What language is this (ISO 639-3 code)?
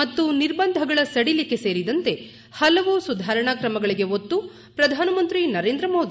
kan